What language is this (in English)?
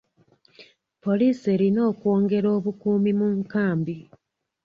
Ganda